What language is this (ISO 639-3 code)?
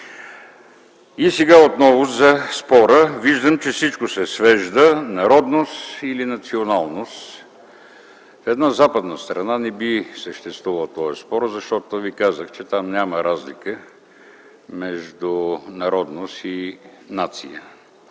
bul